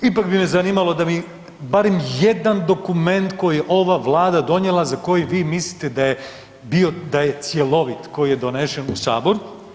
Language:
Croatian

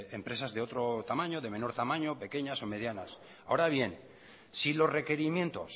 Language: Spanish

